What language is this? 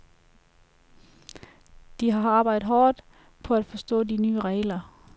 Danish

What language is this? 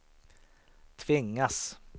Swedish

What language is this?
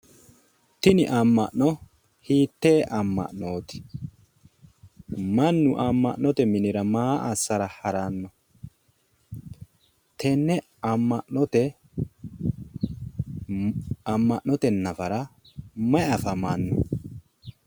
Sidamo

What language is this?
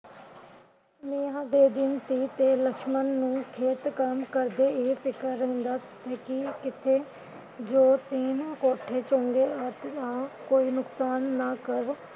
Punjabi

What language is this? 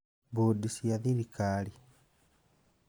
Kikuyu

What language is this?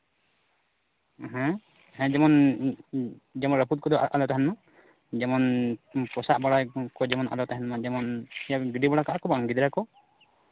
Santali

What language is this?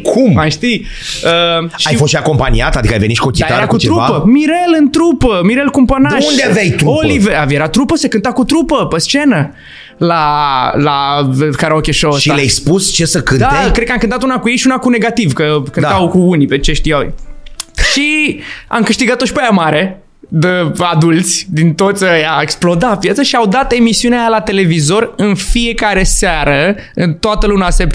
Romanian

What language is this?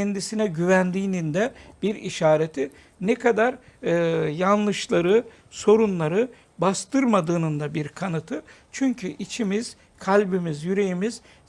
Turkish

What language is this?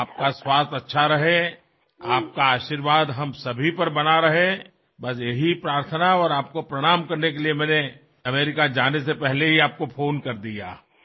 Assamese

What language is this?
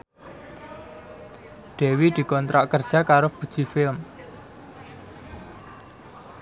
Javanese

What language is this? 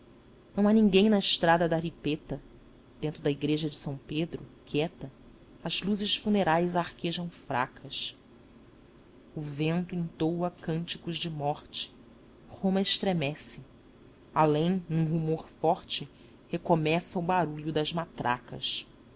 Portuguese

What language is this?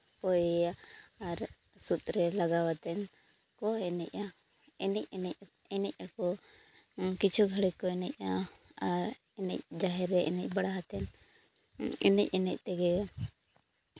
Santali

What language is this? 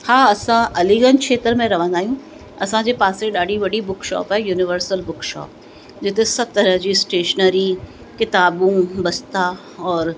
Sindhi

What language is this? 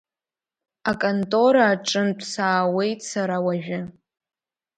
Abkhazian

